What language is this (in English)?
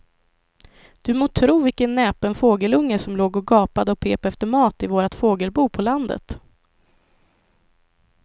Swedish